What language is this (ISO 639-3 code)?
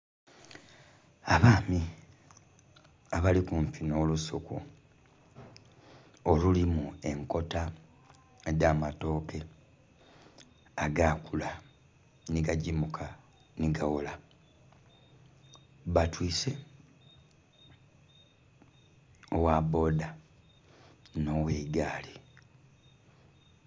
xog